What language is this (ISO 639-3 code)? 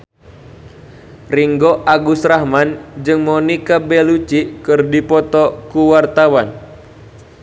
sun